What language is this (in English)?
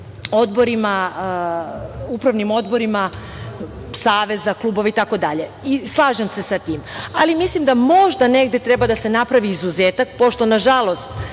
Serbian